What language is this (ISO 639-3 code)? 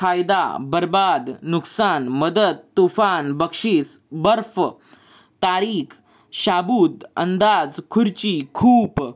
mar